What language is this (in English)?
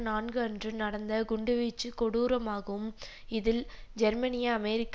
Tamil